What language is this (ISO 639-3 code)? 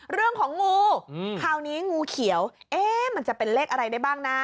tha